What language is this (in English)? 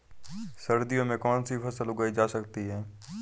Hindi